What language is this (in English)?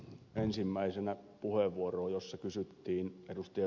Finnish